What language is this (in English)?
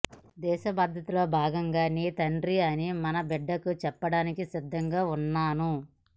Telugu